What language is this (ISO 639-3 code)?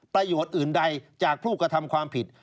tha